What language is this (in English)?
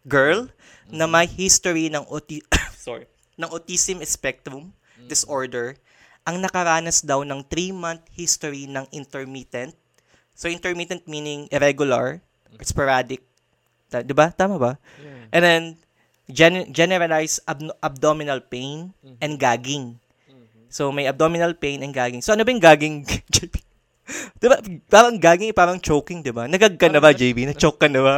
Filipino